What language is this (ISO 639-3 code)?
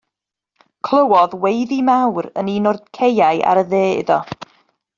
cym